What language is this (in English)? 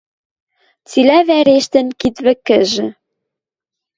Western Mari